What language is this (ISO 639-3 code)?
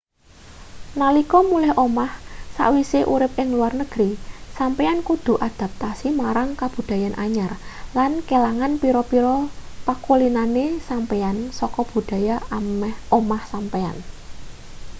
jav